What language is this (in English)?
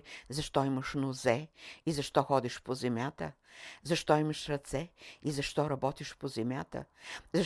Bulgarian